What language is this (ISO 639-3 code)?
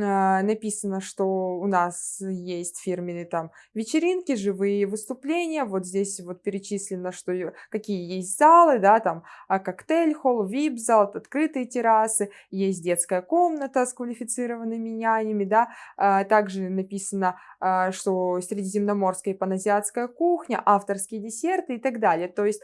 rus